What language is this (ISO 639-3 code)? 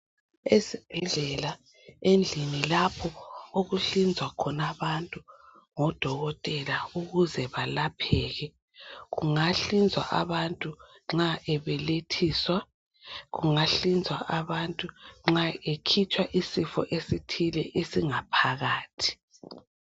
nde